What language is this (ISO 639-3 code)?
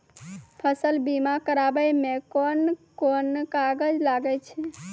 mai